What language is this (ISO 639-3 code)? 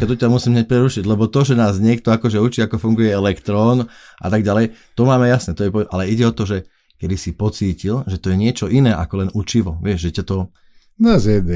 slk